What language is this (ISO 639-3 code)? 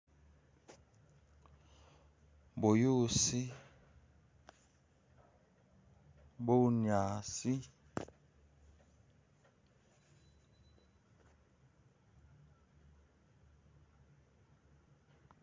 myx